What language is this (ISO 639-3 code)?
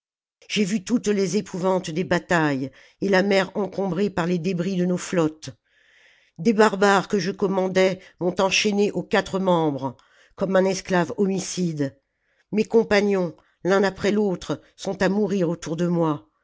fra